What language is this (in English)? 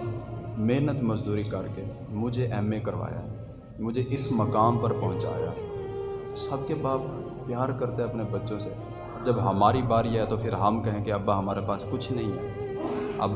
Urdu